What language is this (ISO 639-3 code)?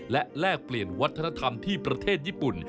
tha